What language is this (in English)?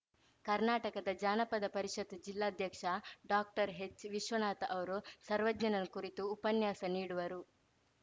Kannada